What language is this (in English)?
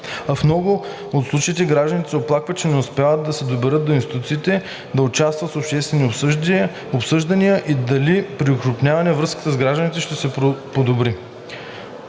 Bulgarian